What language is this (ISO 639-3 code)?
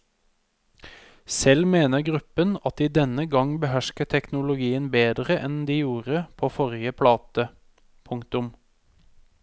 nor